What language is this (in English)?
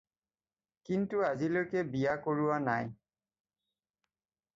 Assamese